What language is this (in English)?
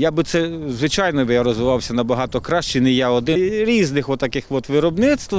Ukrainian